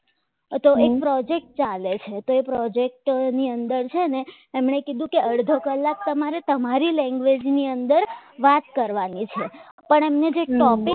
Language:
Gujarati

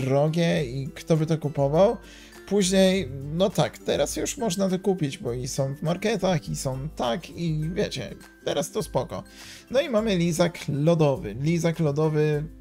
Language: Polish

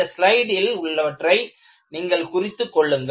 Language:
Tamil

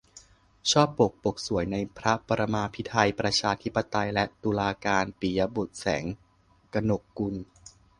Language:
Thai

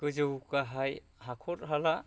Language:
Bodo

